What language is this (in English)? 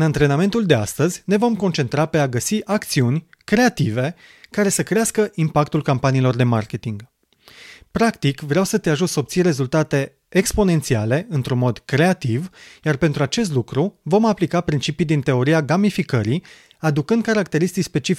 Romanian